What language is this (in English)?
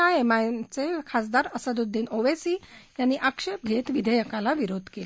Marathi